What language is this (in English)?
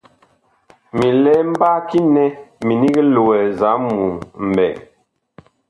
Bakoko